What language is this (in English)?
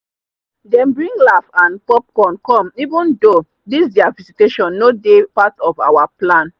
Nigerian Pidgin